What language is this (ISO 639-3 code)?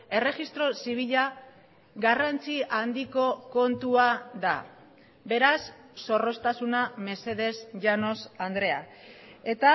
eus